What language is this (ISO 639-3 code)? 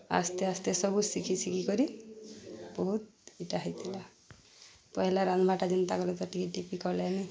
ori